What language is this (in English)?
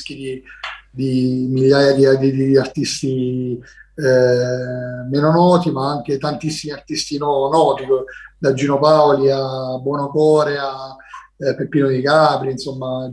Italian